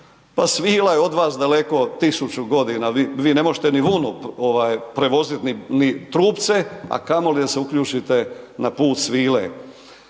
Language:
Croatian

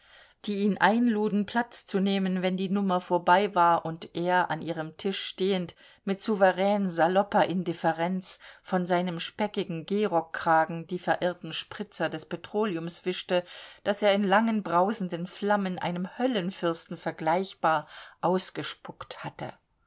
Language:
German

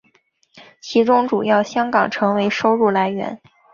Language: Chinese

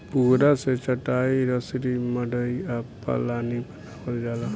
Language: Bhojpuri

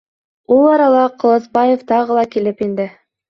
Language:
Bashkir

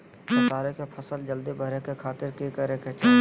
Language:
Magahi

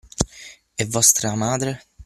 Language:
Italian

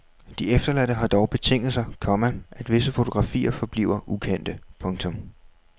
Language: Danish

